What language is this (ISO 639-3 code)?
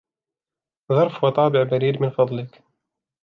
ara